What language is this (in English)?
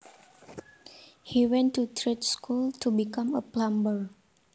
Javanese